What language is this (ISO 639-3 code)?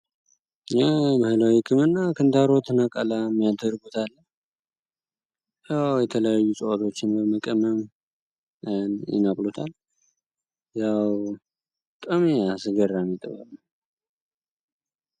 amh